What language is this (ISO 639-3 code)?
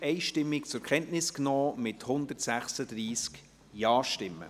gsw